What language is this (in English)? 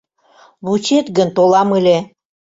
Mari